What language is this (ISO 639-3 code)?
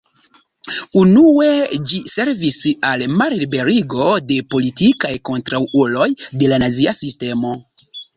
epo